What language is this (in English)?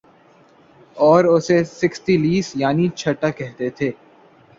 Urdu